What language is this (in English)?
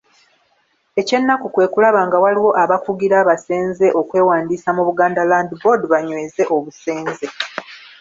Ganda